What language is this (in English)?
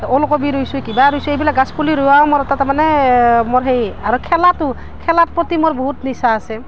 Assamese